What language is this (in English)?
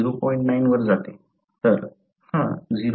Marathi